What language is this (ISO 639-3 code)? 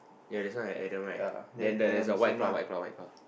eng